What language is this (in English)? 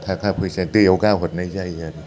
Bodo